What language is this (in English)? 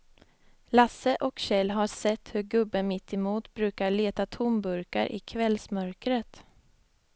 Swedish